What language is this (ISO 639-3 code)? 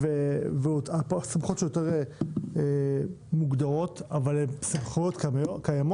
heb